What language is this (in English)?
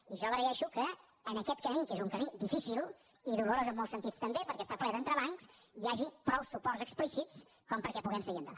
Catalan